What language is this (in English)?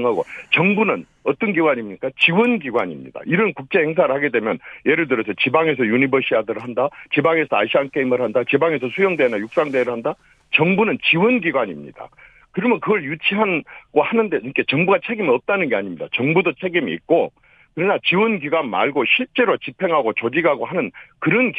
Korean